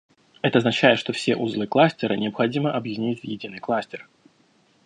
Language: Russian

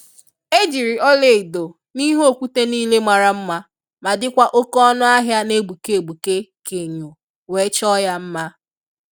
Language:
Igbo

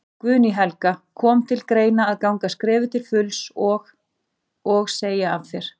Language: Icelandic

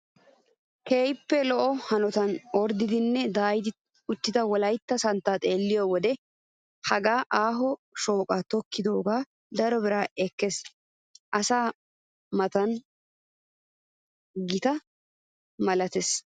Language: Wolaytta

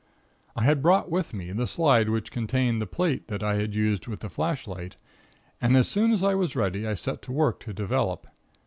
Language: English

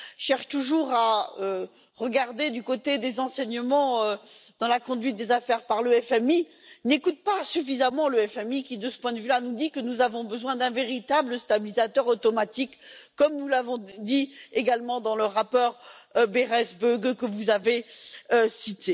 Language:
French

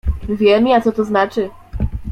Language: Polish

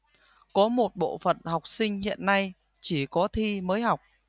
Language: Vietnamese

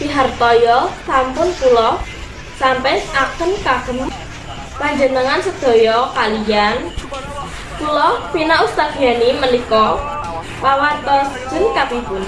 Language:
Indonesian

